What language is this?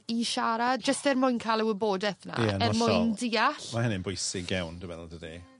Welsh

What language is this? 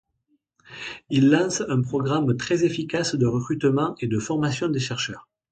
French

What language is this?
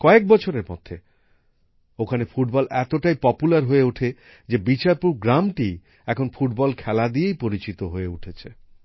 Bangla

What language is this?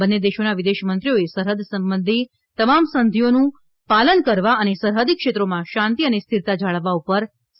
Gujarati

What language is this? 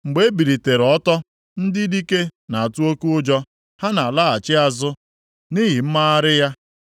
Igbo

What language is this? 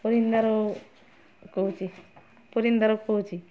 Odia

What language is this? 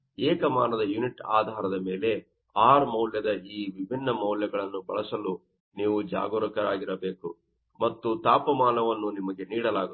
Kannada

